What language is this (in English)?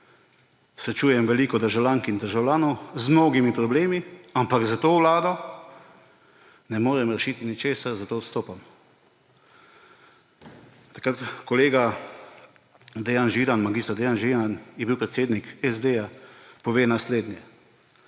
Slovenian